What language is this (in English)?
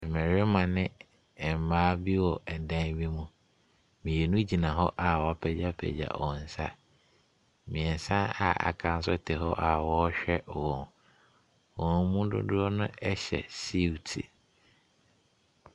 Akan